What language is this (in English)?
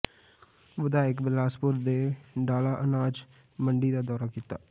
Punjabi